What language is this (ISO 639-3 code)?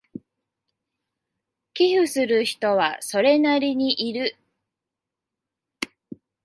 jpn